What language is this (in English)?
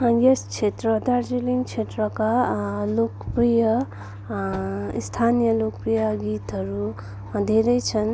Nepali